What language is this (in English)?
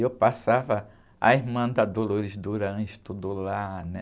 Portuguese